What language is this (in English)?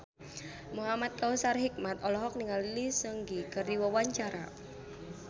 Sundanese